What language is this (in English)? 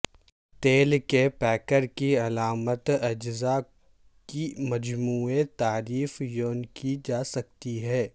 Urdu